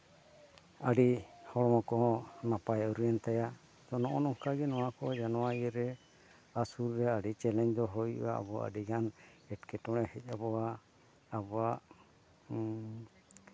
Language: Santali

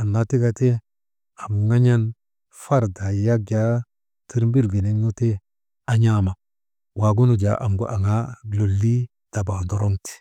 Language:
Maba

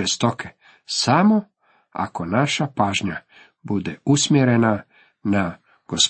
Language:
Croatian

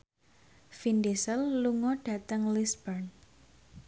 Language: Javanese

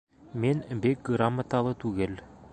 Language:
Bashkir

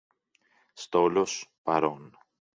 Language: Greek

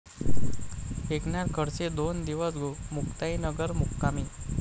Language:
Marathi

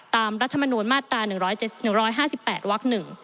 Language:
Thai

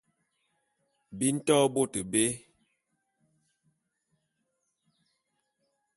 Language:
Bulu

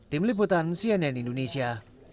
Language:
Indonesian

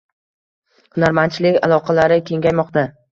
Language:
Uzbek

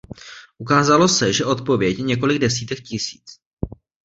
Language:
Czech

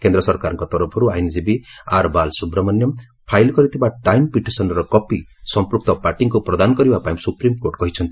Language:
Odia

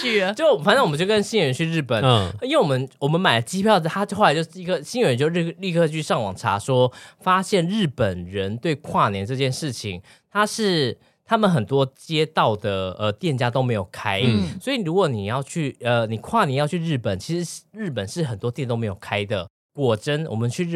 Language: Chinese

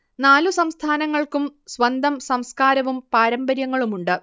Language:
Malayalam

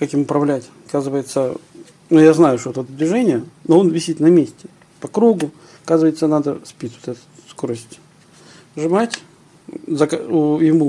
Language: Russian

